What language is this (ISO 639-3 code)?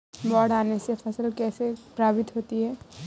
hin